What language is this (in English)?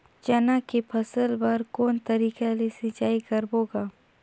Chhattisgarhi